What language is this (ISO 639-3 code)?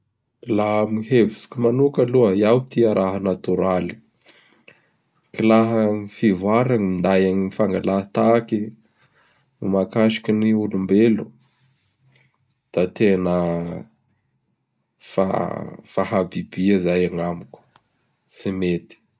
bhr